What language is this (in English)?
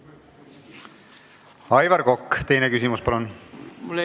Estonian